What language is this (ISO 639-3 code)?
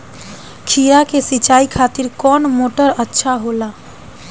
bho